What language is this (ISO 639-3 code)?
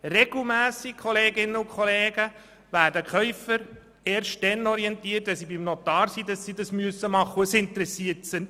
gsw